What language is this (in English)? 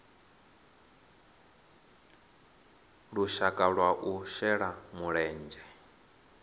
Venda